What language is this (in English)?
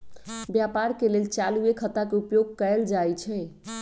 Magahi